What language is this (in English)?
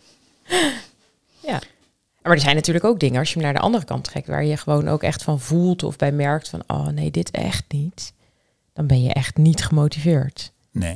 Dutch